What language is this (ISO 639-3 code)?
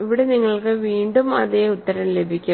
mal